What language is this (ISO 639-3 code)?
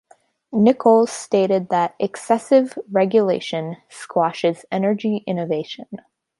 eng